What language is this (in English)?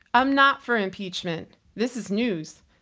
English